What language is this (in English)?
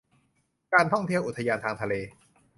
Thai